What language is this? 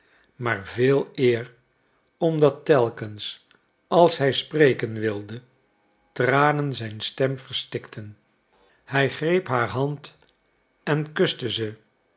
Dutch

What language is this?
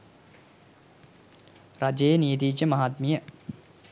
Sinhala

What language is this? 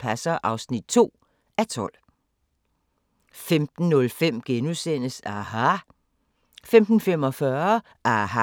Danish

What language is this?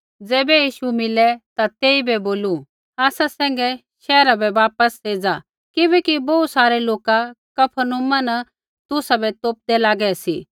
Kullu Pahari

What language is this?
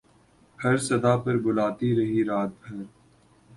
Urdu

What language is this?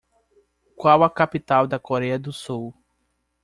Portuguese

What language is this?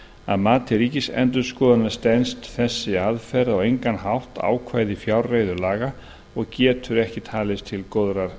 Icelandic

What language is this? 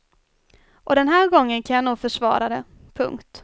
Swedish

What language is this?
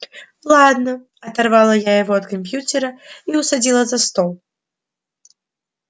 Russian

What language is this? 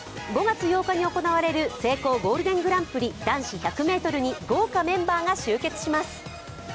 Japanese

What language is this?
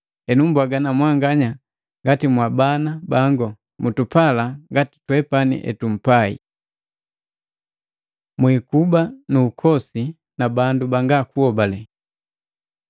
Matengo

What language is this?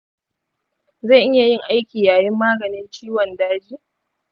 Hausa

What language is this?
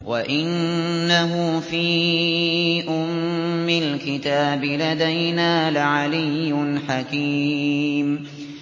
Arabic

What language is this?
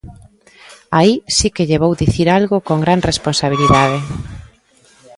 Galician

